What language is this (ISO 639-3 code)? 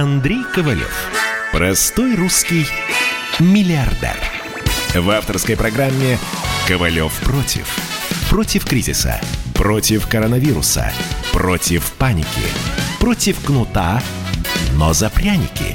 rus